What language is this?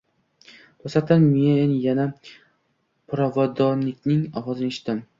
Uzbek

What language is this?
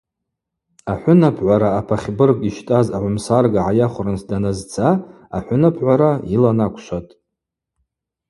Abaza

